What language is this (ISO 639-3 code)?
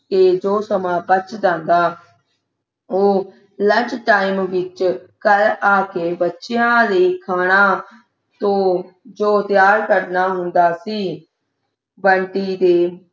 pan